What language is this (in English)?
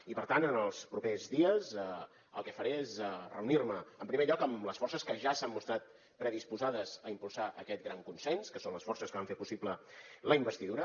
Catalan